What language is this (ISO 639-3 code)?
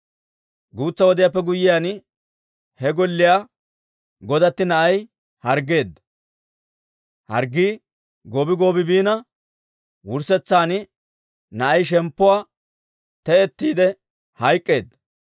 dwr